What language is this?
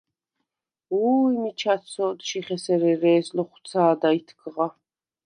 Svan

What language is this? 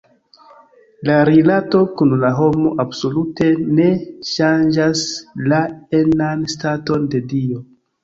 Esperanto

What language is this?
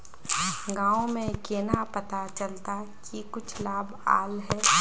Magahi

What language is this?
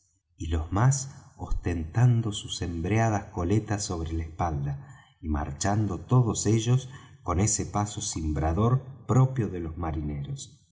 Spanish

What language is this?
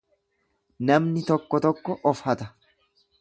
Oromo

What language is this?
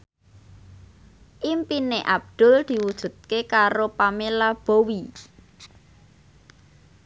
Javanese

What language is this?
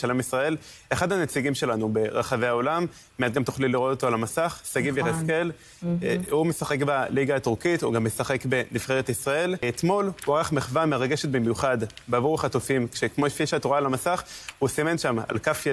Hebrew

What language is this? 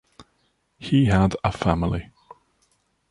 English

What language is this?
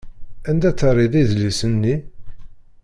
Kabyle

